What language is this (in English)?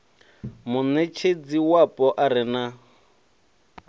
Venda